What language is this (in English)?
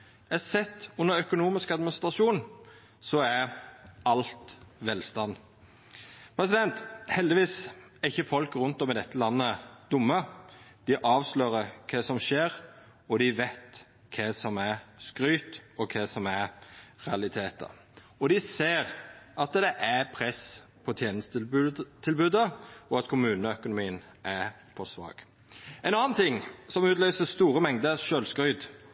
Norwegian Nynorsk